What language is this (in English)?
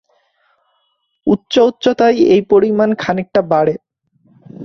Bangla